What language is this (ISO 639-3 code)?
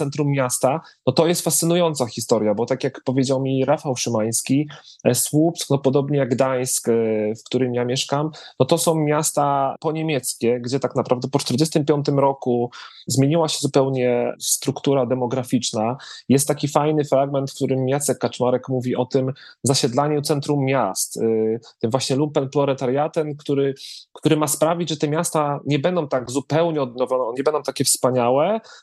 pol